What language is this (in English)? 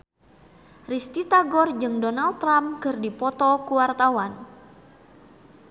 Sundanese